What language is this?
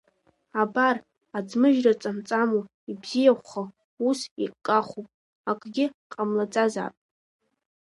Abkhazian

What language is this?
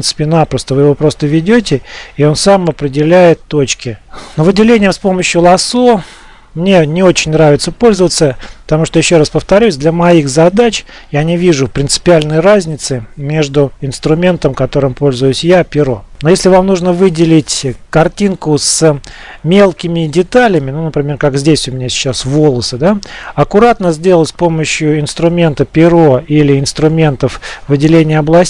Russian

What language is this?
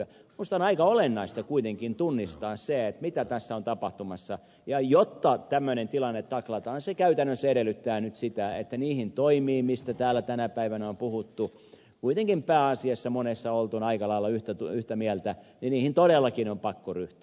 Finnish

